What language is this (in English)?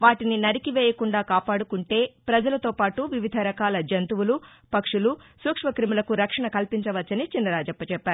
Telugu